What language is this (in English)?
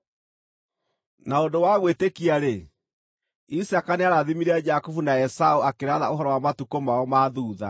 Kikuyu